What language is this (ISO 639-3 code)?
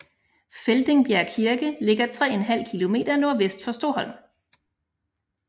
dan